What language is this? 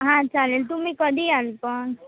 Marathi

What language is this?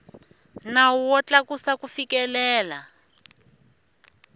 Tsonga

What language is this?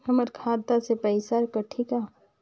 Chhattisgarhi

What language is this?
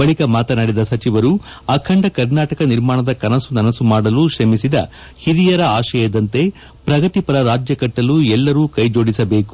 Kannada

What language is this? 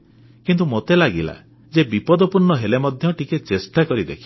Odia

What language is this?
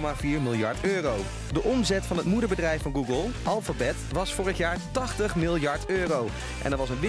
Dutch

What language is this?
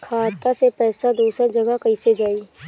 Bhojpuri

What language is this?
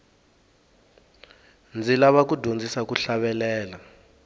Tsonga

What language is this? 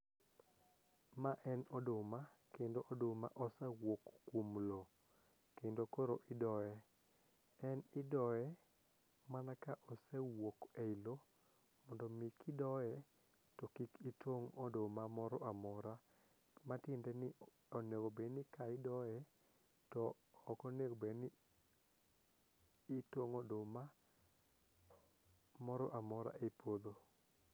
Luo (Kenya and Tanzania)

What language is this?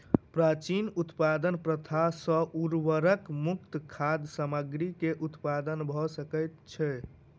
Maithili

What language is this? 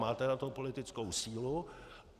Czech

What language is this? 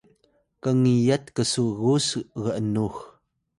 Atayal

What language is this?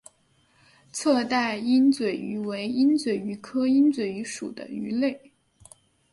Chinese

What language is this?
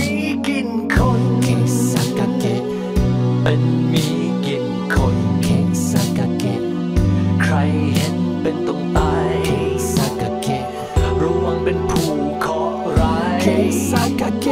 Thai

